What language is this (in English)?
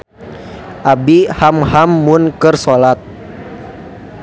Sundanese